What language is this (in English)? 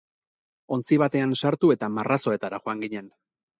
Basque